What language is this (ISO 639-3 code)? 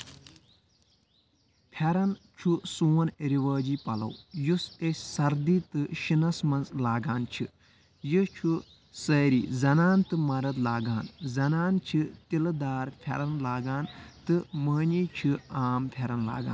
kas